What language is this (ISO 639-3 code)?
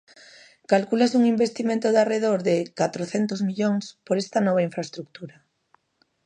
glg